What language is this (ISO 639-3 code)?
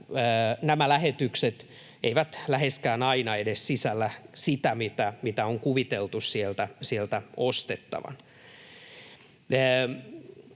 fin